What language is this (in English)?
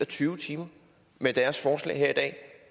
Danish